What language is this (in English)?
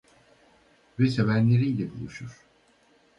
Turkish